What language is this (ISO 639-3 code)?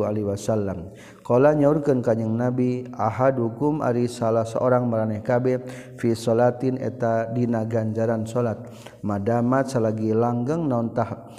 msa